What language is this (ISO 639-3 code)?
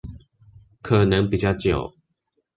zho